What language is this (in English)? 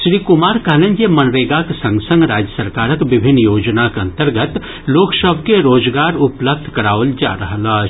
Maithili